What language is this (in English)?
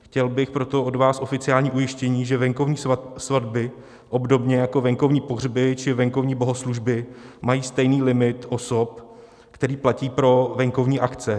Czech